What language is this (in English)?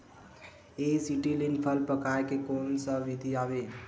Chhattisgarhi